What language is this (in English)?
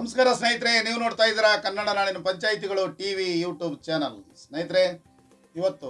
Kannada